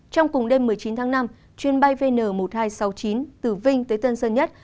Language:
Vietnamese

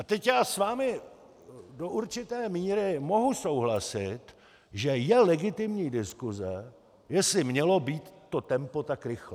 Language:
Czech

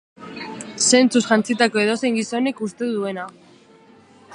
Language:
Basque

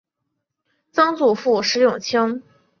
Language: Chinese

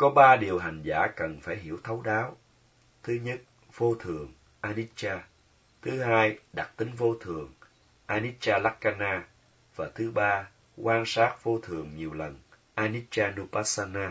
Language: Vietnamese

